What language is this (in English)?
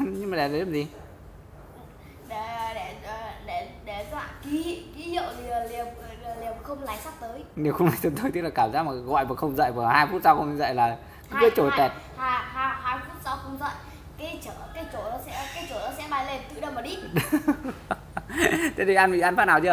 Vietnamese